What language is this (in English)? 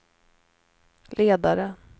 Swedish